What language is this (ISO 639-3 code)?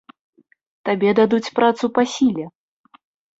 bel